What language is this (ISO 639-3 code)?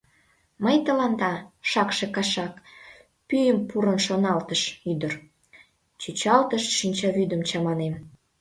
chm